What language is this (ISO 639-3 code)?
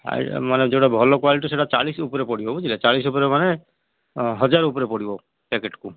ori